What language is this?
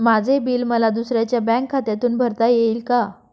Marathi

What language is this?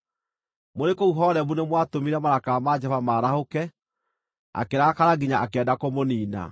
Kikuyu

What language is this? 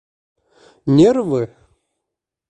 Bashkir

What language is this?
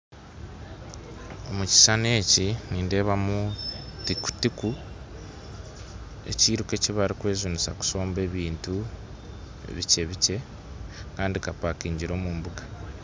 Nyankole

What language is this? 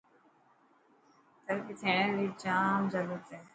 Dhatki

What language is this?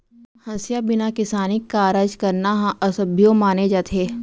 Chhattisgarhi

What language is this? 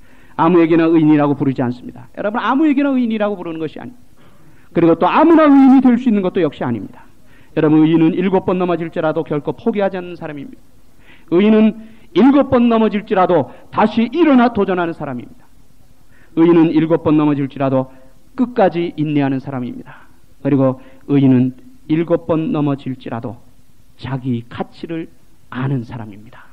Korean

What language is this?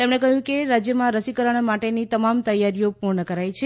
Gujarati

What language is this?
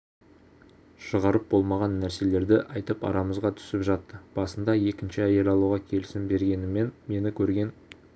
Kazakh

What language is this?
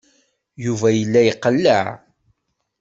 Kabyle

